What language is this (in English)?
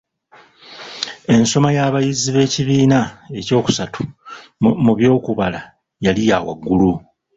Ganda